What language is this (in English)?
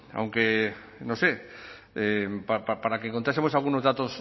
Spanish